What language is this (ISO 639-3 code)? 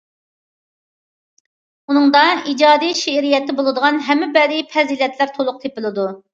uig